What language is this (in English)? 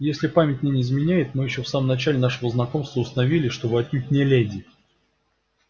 Russian